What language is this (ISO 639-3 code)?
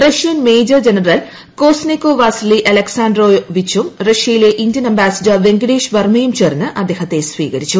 mal